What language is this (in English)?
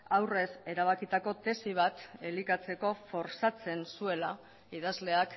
Basque